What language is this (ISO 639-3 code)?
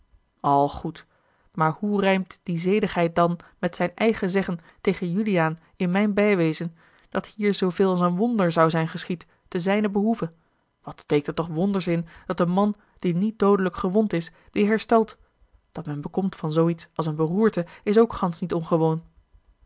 nld